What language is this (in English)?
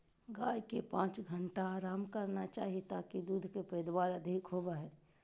Magahi